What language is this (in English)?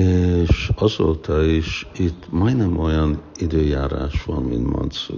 Hungarian